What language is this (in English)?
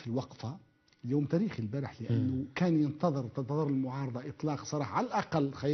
Arabic